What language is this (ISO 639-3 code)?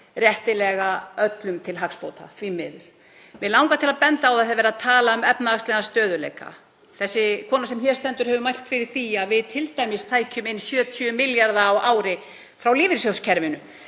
isl